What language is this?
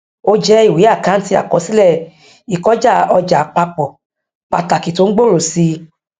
Yoruba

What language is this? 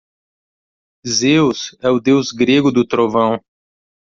Portuguese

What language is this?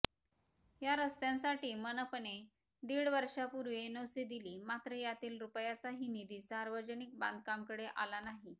Marathi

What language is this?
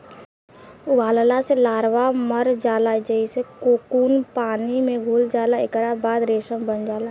Bhojpuri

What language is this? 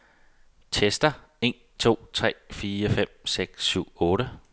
Danish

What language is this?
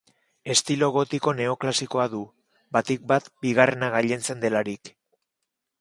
Basque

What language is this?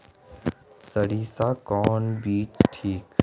Magahi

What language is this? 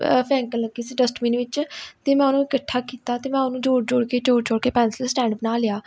Punjabi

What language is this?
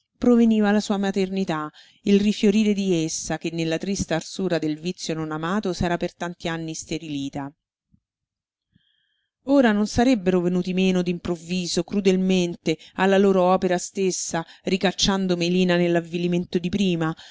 Italian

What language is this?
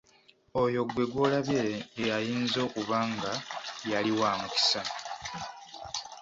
Ganda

